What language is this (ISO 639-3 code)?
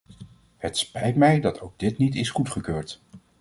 nld